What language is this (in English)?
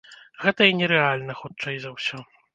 Belarusian